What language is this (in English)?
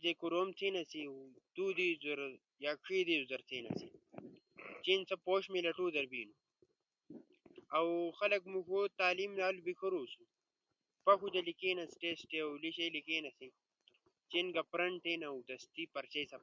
Ushojo